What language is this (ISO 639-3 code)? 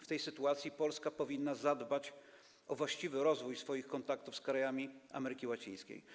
pol